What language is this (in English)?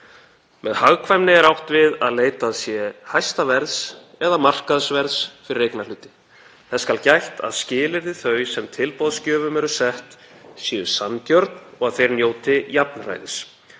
Icelandic